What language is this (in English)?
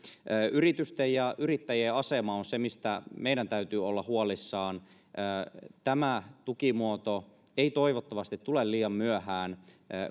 Finnish